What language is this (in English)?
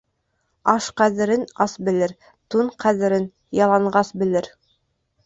Bashkir